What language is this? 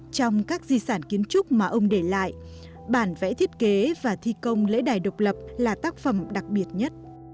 Vietnamese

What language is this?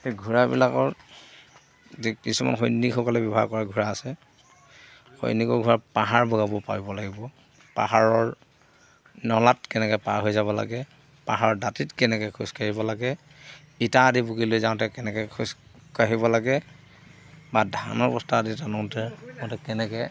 Assamese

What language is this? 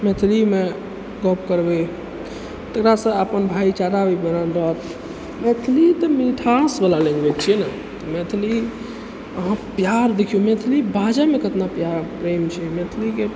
Maithili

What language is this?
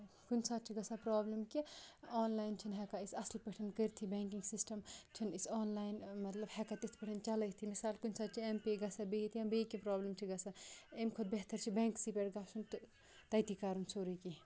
Kashmiri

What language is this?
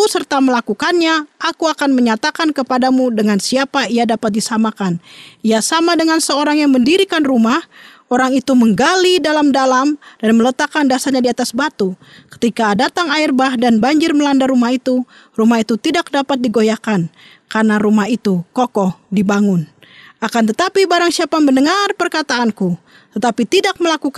Indonesian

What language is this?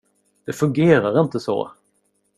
Swedish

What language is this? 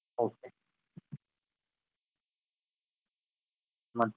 Kannada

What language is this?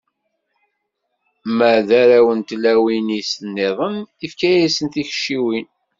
Kabyle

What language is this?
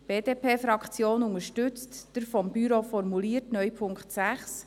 Swiss German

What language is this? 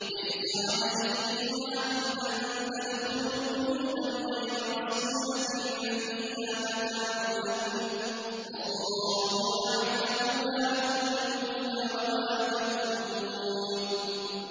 Arabic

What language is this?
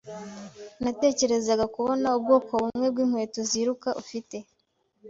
Kinyarwanda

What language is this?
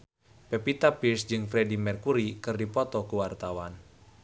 Sundanese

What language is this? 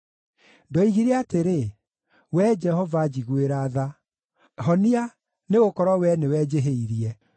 Kikuyu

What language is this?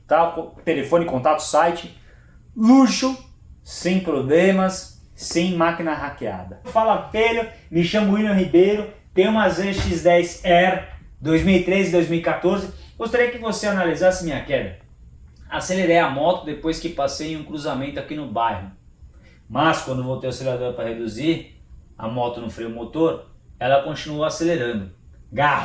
Portuguese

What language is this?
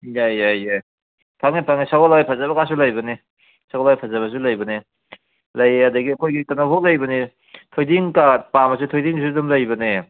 Manipuri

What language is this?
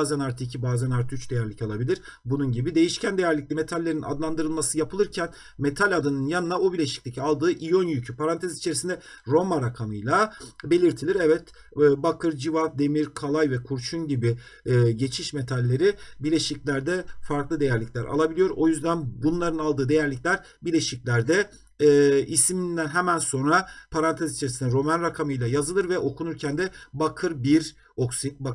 Turkish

